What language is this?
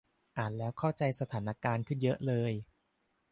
Thai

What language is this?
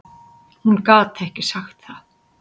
Icelandic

